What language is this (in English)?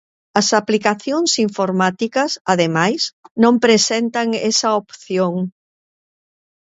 Galician